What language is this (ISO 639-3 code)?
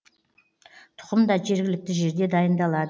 kaz